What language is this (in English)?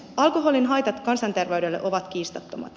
Finnish